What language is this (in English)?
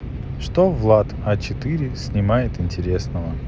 Russian